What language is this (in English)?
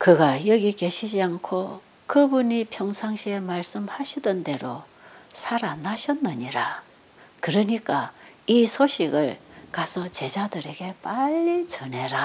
Korean